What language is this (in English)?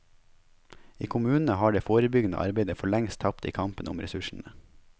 Norwegian